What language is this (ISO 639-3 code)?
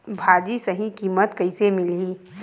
hne